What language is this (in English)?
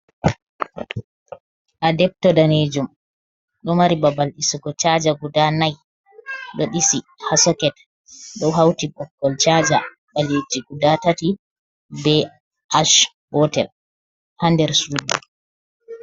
Fula